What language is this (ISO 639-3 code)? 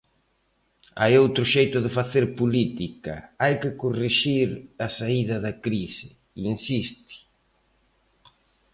glg